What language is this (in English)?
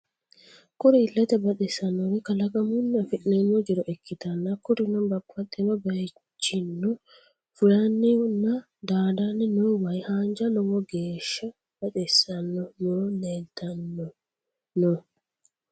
Sidamo